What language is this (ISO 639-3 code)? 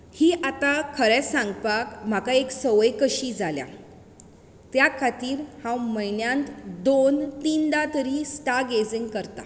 kok